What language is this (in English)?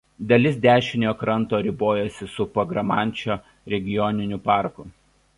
Lithuanian